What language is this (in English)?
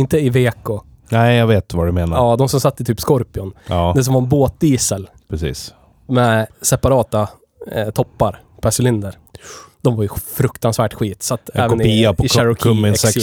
Swedish